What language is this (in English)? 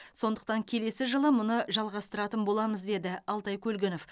Kazakh